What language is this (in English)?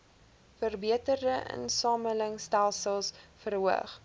Afrikaans